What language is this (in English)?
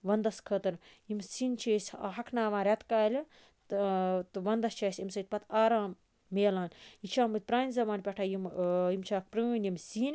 Kashmiri